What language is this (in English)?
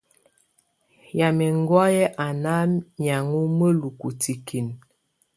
Tunen